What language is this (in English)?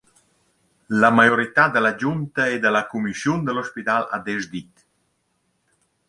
Romansh